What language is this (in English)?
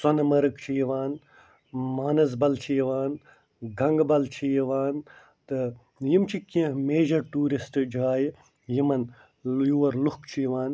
Kashmiri